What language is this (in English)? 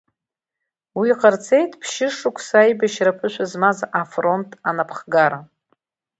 Abkhazian